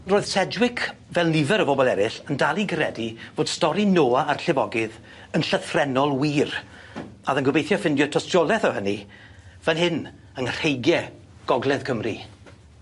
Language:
Welsh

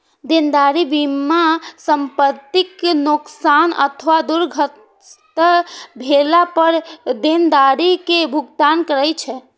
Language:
Maithili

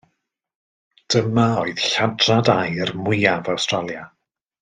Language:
Welsh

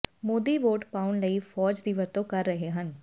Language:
Punjabi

